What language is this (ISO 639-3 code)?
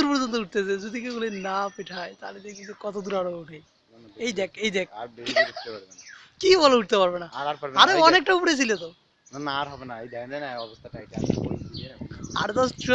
tur